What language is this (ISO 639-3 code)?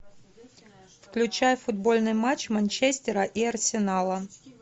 rus